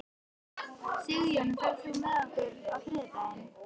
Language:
Icelandic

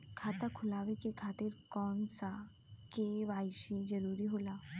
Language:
Bhojpuri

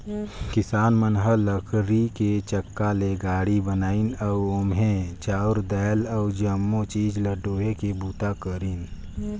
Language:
Chhattisgarhi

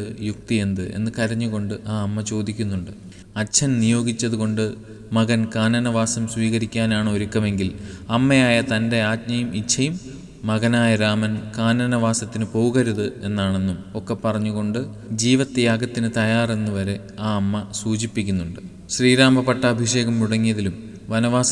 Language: Malayalam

